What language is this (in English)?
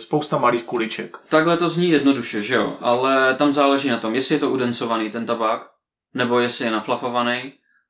Czech